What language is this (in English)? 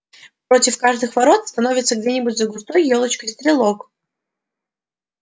Russian